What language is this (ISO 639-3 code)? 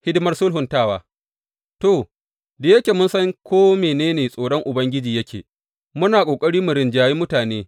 hau